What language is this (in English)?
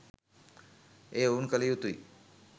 Sinhala